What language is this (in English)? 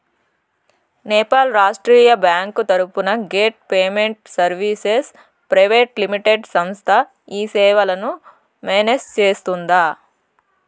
Telugu